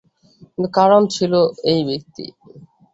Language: Bangla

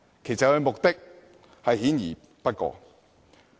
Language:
Cantonese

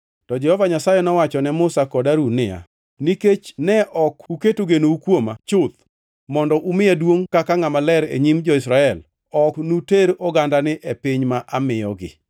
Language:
Luo (Kenya and Tanzania)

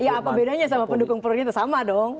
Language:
Indonesian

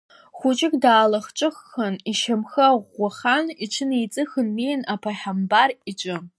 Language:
Abkhazian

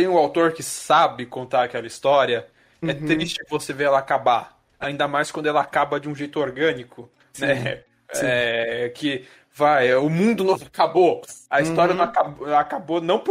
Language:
Portuguese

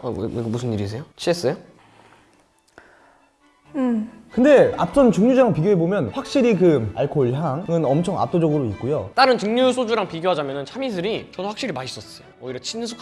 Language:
Korean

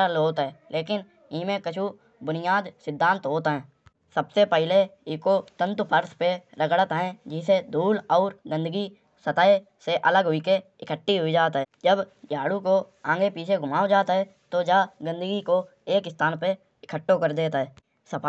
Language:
Kanauji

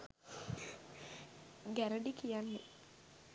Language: Sinhala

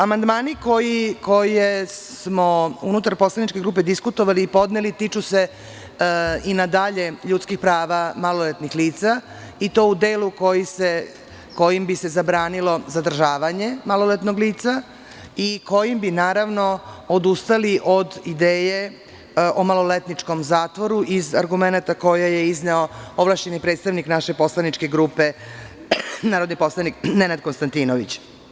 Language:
Serbian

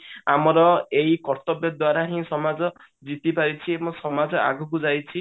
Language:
Odia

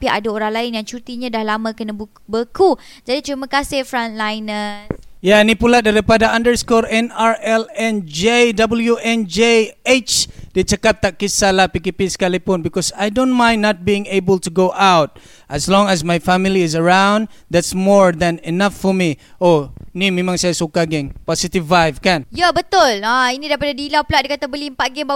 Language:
Malay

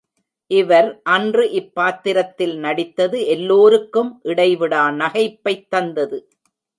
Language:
Tamil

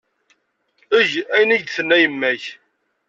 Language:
Kabyle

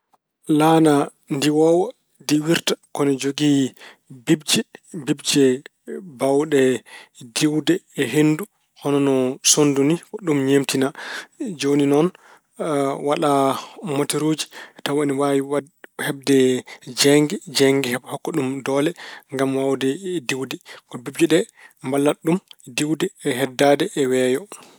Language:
Fula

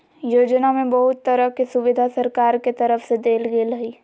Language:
Magahi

